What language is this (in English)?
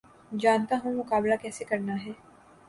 Urdu